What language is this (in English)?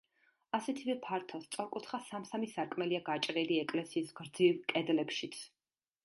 Georgian